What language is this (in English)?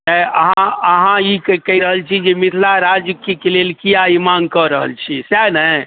Maithili